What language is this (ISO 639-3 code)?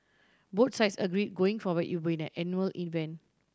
eng